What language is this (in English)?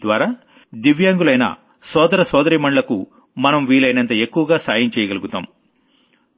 Telugu